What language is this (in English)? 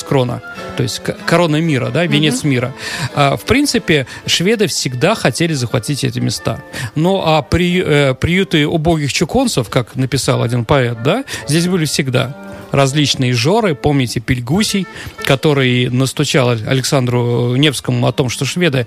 Russian